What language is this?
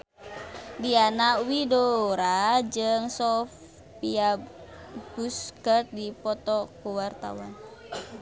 Sundanese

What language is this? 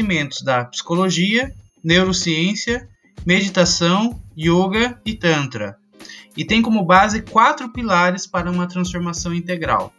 Portuguese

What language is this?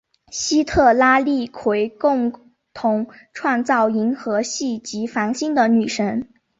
Chinese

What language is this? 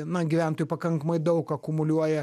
Lithuanian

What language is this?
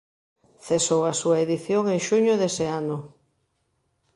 Galician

